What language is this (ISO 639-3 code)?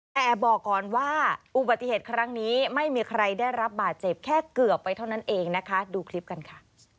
tha